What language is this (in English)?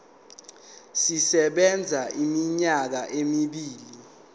Zulu